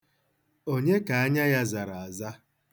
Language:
Igbo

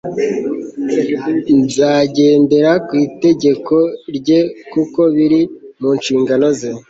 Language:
Kinyarwanda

